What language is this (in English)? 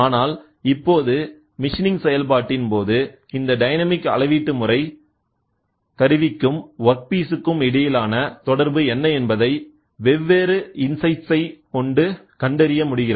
Tamil